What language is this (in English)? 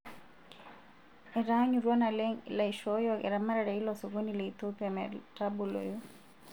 Masai